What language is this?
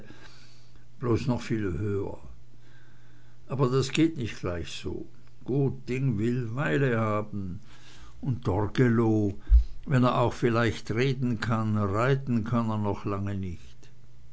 German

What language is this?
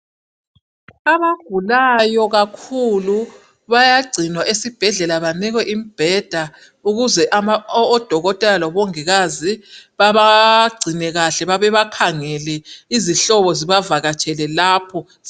North Ndebele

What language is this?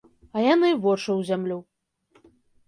Belarusian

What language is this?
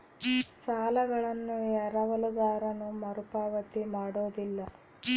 Kannada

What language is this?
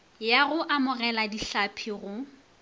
Northern Sotho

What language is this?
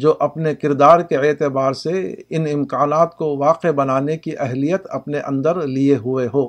Urdu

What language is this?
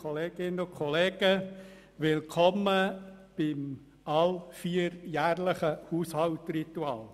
Swiss German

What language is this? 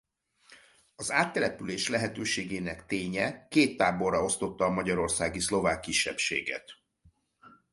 Hungarian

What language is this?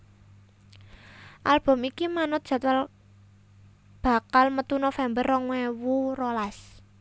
Javanese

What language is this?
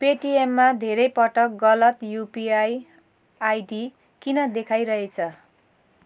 Nepali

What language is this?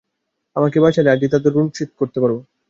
Bangla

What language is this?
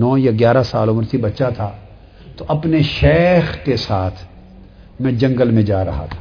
Urdu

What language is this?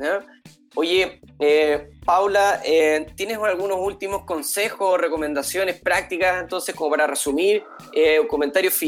Spanish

